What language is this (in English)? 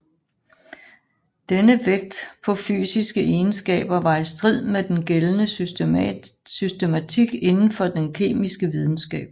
Danish